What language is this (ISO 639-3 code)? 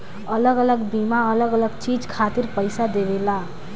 bho